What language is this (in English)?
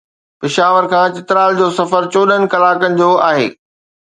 Sindhi